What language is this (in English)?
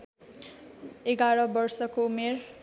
Nepali